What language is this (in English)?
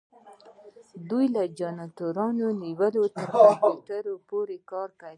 Pashto